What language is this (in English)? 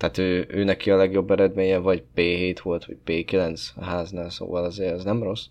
Hungarian